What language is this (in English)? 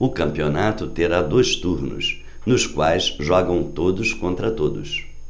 Portuguese